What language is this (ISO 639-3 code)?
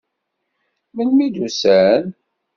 kab